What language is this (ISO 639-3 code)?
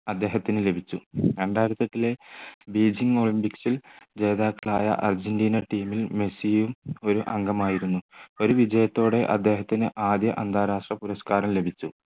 mal